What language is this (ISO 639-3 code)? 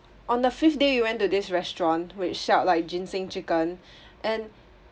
eng